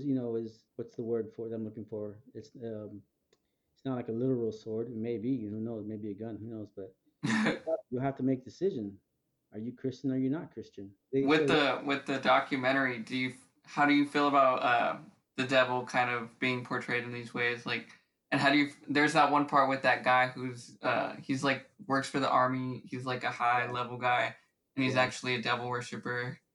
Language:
English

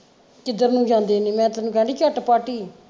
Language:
Punjabi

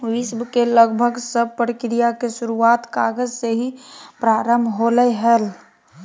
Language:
Magahi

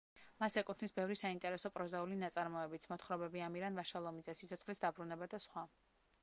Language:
Georgian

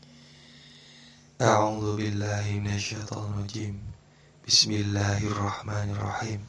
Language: Indonesian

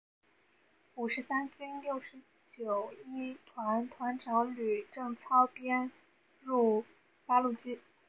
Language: Chinese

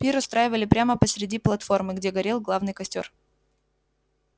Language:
Russian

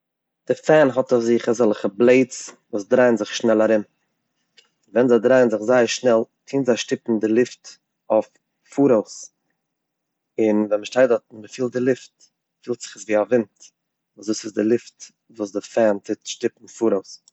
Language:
Yiddish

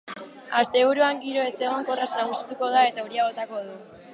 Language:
Basque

